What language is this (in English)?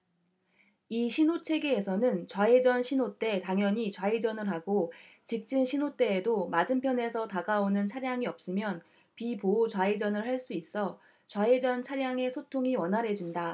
Korean